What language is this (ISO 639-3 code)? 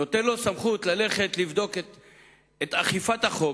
heb